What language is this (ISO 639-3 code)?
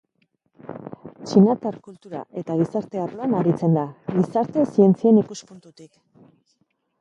eus